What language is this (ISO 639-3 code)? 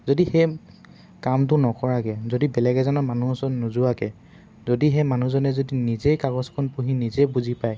asm